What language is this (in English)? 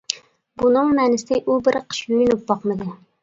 Uyghur